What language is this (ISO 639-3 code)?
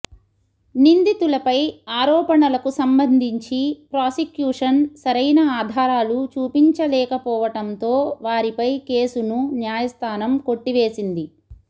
tel